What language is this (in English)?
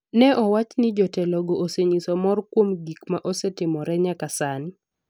Luo (Kenya and Tanzania)